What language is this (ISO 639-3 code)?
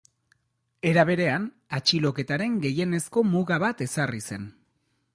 eus